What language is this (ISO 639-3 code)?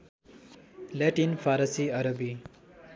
nep